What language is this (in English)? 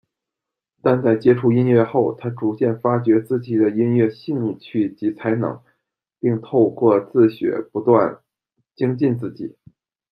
Chinese